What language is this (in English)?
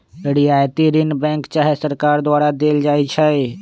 Magahi